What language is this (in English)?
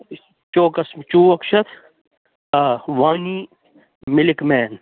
Kashmiri